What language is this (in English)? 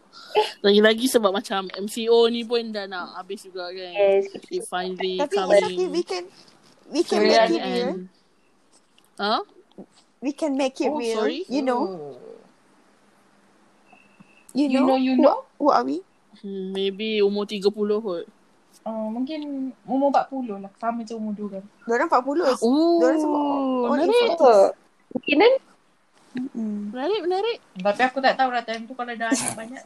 Malay